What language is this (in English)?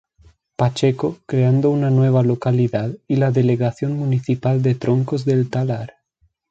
Spanish